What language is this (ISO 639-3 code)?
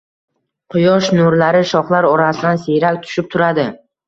uzb